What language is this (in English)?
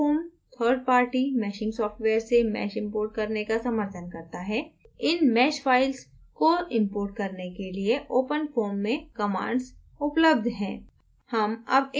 Hindi